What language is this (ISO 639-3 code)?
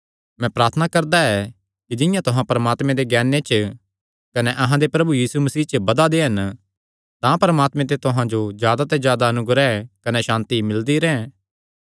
xnr